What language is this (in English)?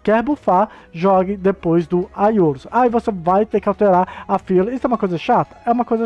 Portuguese